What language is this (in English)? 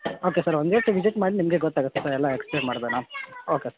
Kannada